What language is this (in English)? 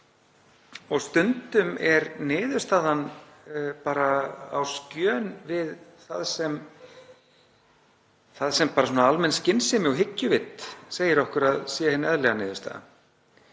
Icelandic